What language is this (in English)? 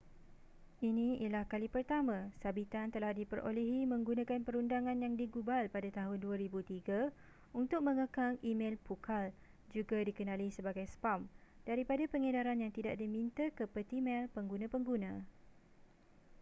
Malay